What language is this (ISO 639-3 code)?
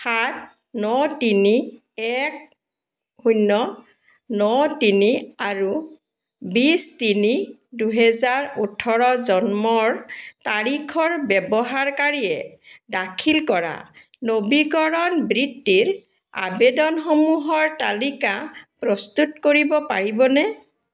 asm